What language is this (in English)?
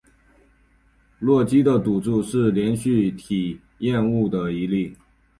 Chinese